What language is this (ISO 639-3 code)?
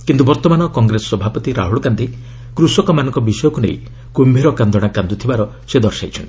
ori